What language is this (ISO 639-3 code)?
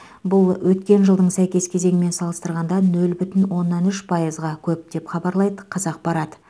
kaz